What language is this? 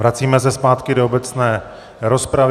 Czech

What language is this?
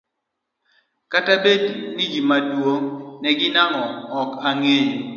Luo (Kenya and Tanzania)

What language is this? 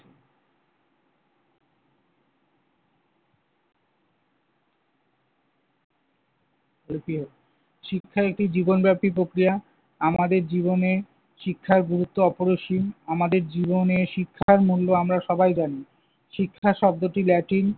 Bangla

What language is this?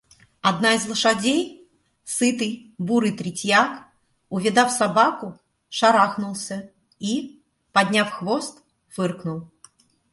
Russian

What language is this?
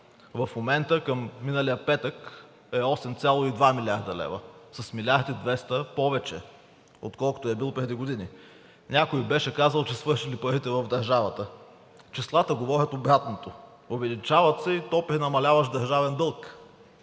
Bulgarian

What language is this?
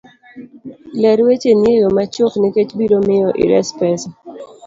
Luo (Kenya and Tanzania)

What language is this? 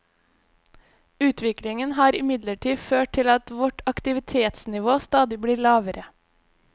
Norwegian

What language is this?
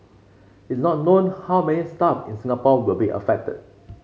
English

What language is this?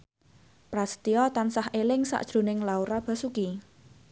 Javanese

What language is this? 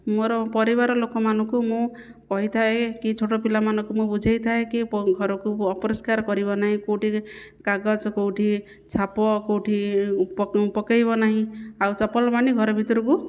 Odia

